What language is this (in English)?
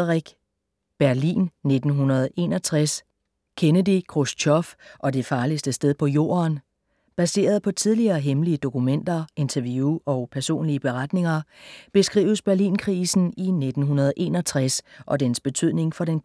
Danish